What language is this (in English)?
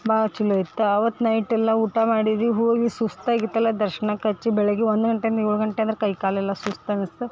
Kannada